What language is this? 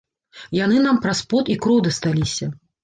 Belarusian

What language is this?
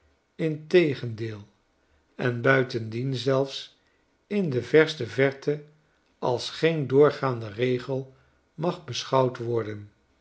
Dutch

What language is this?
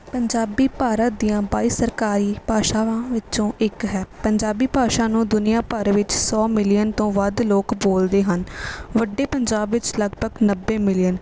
Punjabi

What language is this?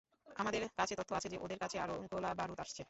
Bangla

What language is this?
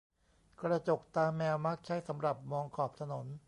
Thai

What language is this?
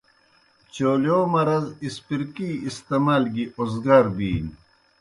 Kohistani Shina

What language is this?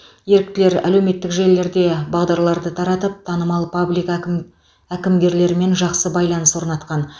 Kazakh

